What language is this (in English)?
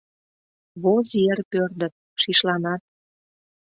Mari